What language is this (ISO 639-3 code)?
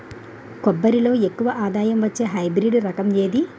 tel